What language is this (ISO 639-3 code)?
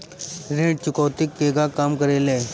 bho